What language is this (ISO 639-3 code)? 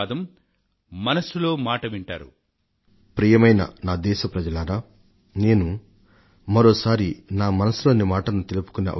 tel